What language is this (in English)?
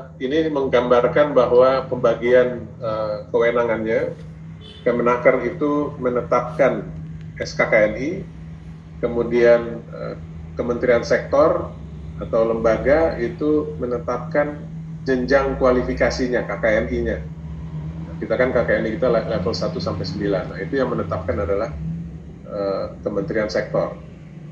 Indonesian